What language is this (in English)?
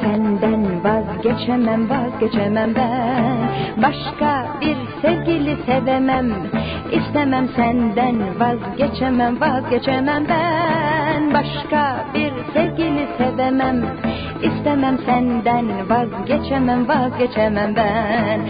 Turkish